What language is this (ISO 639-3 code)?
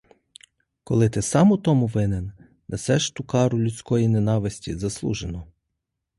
ukr